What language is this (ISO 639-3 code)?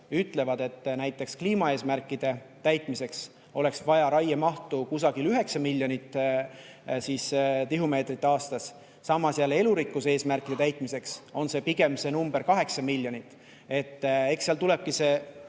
est